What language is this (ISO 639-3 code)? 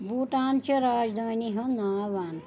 kas